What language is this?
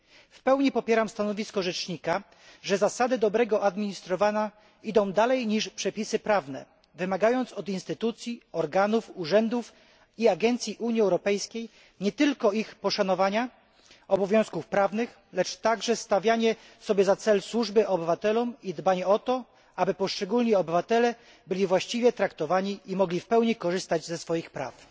Polish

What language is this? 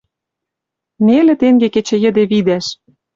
Western Mari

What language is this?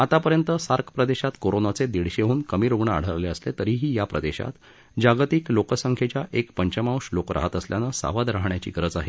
Marathi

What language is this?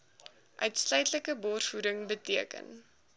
Afrikaans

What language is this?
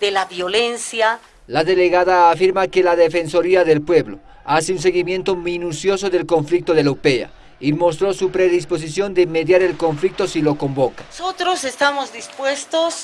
Spanish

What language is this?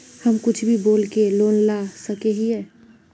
Magahi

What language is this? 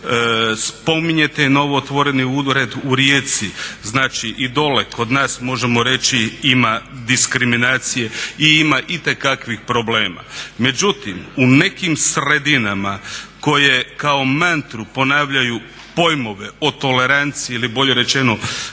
Croatian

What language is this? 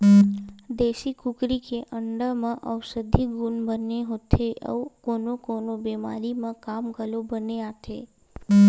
Chhattisgarhi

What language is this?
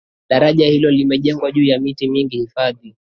Swahili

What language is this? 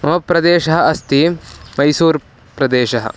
Sanskrit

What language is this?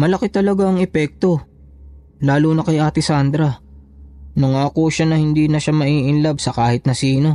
Filipino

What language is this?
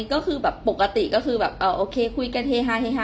Thai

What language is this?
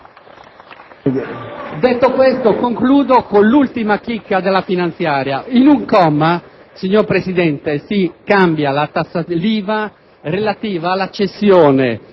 Italian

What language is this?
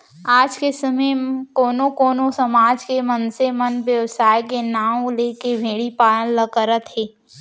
Chhattisgarhi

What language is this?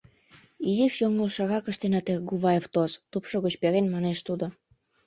Mari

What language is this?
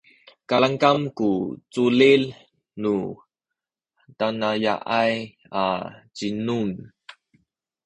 Sakizaya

